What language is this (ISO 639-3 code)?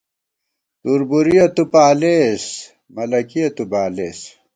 gwt